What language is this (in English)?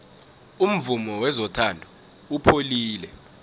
South Ndebele